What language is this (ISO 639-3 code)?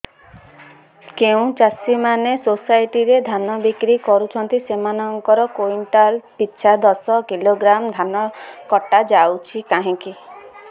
ori